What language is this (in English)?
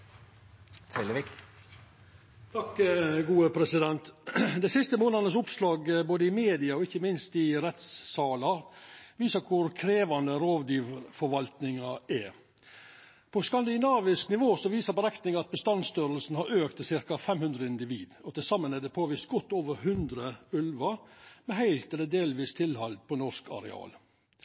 Norwegian Nynorsk